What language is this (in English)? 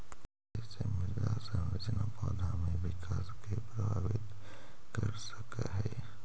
Magahi